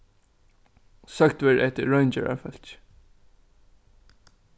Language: Faroese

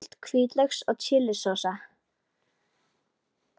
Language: Icelandic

